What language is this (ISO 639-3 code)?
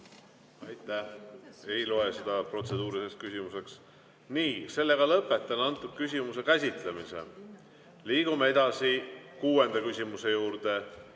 est